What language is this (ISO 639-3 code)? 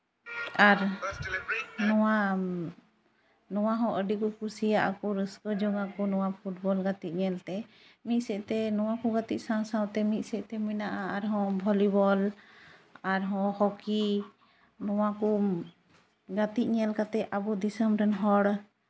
sat